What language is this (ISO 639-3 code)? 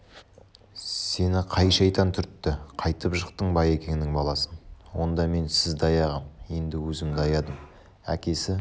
kaz